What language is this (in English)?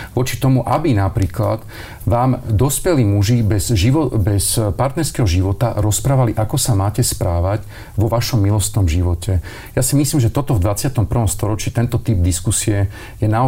Slovak